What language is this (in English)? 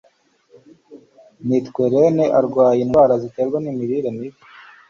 Kinyarwanda